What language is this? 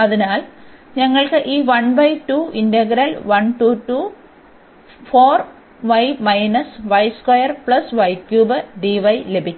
Malayalam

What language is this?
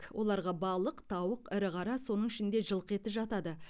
Kazakh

